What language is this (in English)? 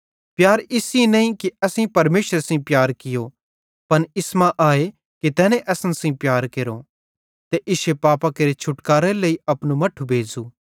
Bhadrawahi